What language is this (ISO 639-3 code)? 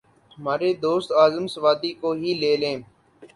urd